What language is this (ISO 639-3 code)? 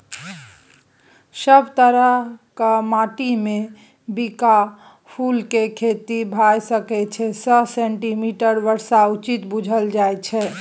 mai